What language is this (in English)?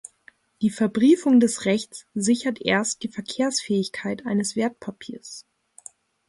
German